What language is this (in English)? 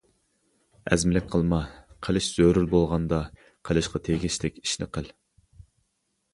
Uyghur